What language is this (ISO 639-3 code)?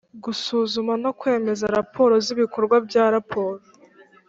kin